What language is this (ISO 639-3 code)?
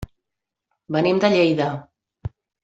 cat